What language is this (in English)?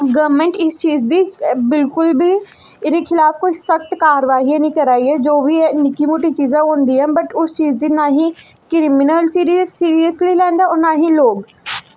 Dogri